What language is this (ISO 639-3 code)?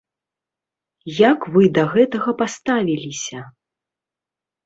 bel